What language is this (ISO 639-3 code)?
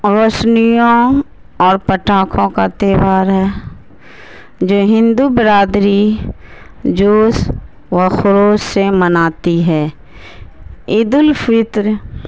urd